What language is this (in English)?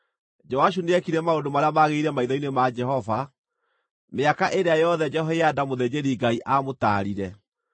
Kikuyu